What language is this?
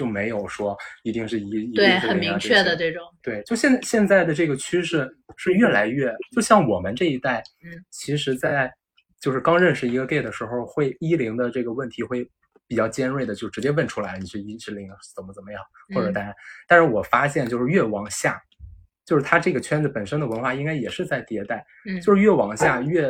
Chinese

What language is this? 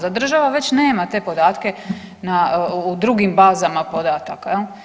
Croatian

